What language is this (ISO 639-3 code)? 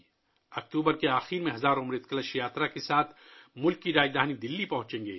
urd